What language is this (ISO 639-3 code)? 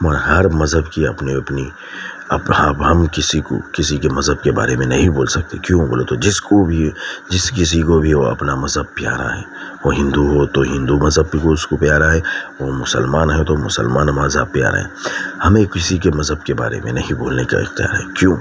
urd